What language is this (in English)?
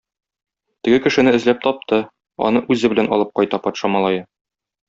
Tatar